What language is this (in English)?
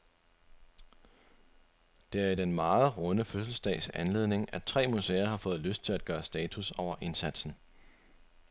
Danish